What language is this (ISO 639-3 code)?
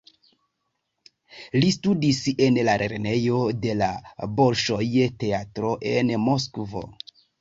epo